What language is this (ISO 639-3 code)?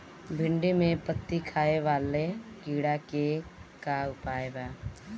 bho